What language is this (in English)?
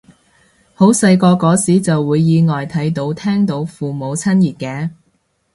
Cantonese